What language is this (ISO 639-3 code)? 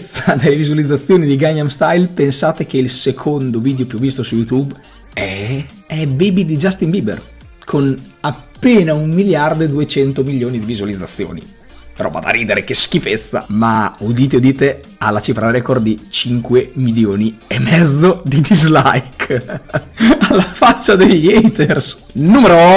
ita